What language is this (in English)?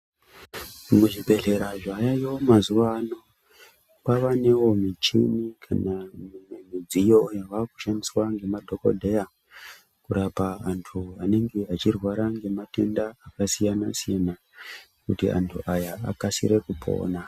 Ndau